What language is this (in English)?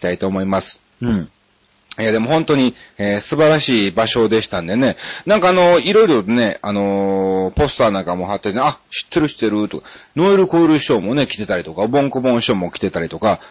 Japanese